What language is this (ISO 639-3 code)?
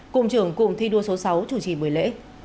vie